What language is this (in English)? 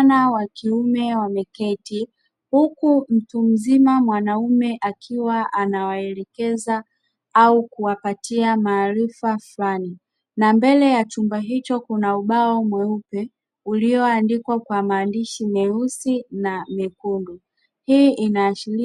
Swahili